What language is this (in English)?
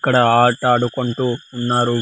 Telugu